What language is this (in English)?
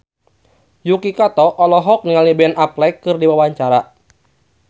Sundanese